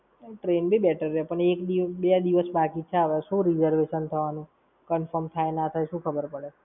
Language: Gujarati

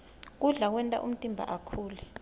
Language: Swati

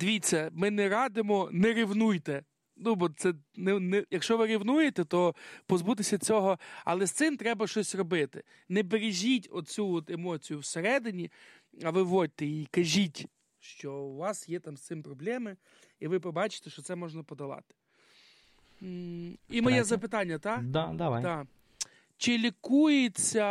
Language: Ukrainian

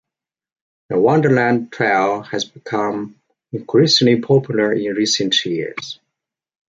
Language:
English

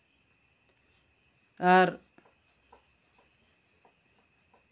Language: Santali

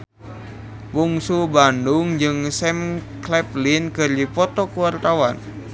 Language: Sundanese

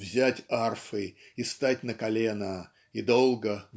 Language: Russian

